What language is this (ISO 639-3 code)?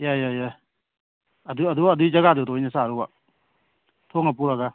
mni